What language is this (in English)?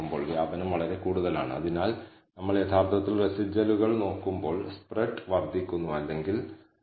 Malayalam